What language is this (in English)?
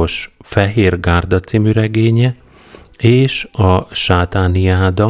Hungarian